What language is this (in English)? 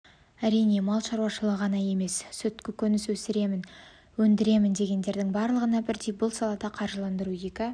Kazakh